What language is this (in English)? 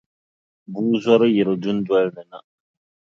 Dagbani